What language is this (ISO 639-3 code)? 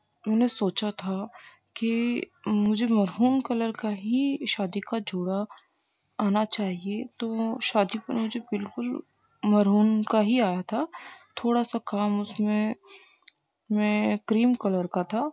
urd